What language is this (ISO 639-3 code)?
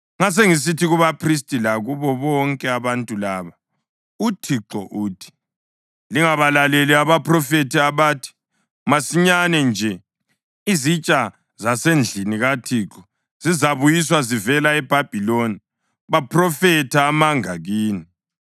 nde